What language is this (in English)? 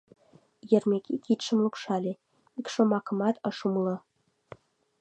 Mari